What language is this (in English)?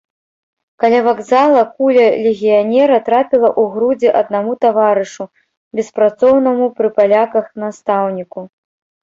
Belarusian